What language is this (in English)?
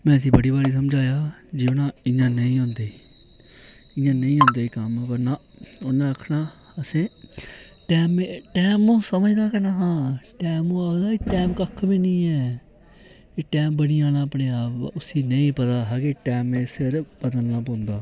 Dogri